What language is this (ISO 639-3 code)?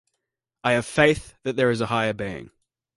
eng